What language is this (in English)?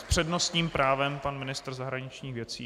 Czech